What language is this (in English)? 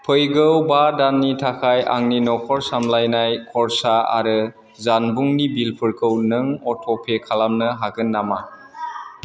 Bodo